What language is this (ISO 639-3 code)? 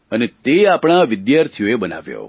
guj